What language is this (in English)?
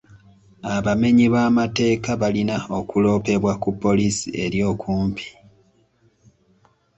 Ganda